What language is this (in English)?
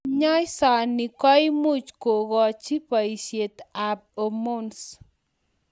Kalenjin